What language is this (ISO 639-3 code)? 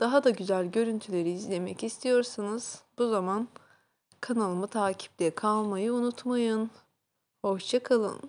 tur